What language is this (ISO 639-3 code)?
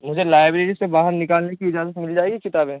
urd